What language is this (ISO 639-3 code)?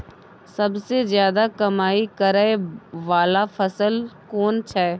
mai